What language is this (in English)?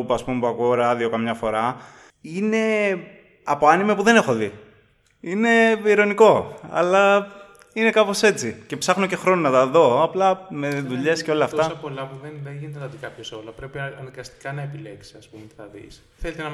Greek